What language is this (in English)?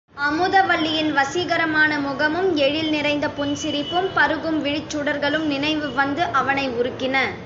Tamil